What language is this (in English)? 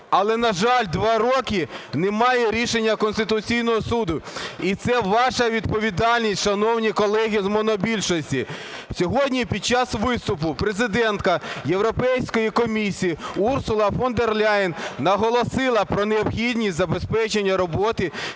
Ukrainian